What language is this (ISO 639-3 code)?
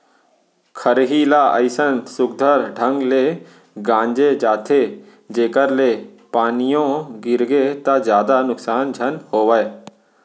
hne